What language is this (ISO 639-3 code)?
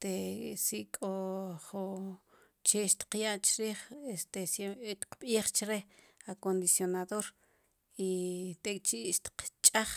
qum